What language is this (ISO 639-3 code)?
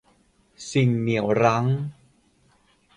tha